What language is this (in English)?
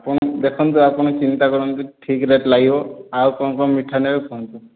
Odia